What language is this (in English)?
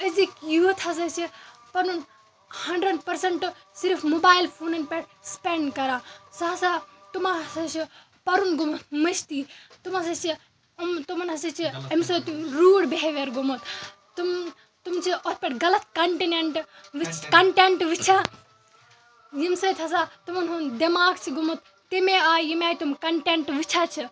Kashmiri